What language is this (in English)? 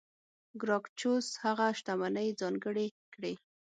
Pashto